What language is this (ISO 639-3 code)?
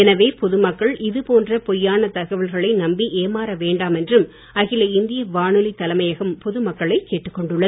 tam